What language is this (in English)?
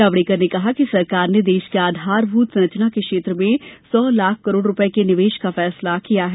Hindi